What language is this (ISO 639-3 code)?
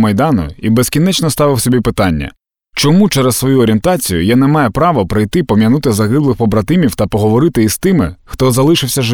ukr